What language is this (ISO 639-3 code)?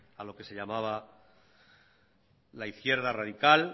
spa